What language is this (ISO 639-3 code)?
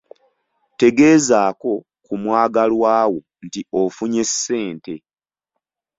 lug